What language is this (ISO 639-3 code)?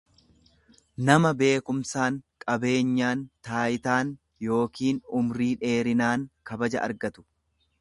orm